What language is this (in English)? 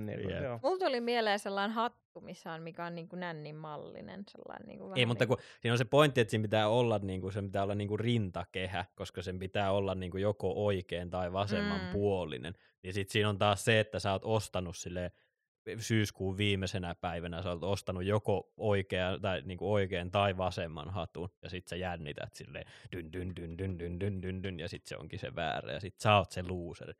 Finnish